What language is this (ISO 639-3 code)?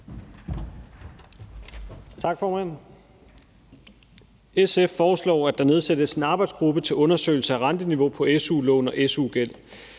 dan